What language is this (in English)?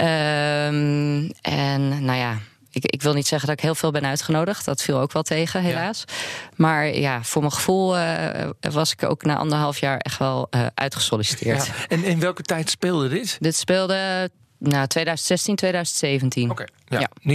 Dutch